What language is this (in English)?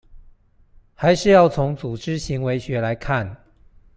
Chinese